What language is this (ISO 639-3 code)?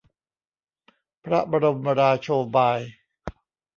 tha